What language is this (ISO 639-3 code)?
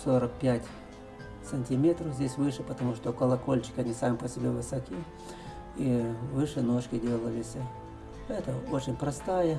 rus